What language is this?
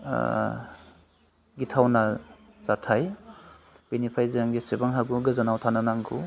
Bodo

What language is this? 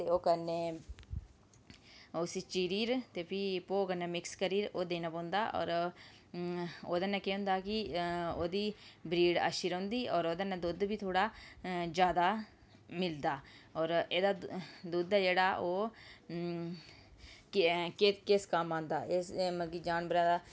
Dogri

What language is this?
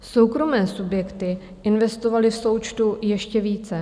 Czech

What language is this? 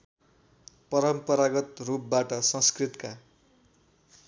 Nepali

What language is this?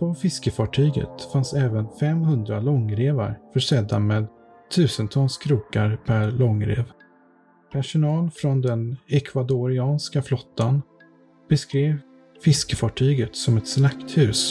Swedish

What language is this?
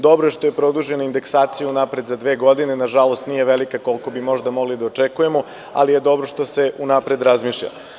Serbian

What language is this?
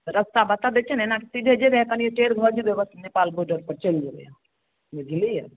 Maithili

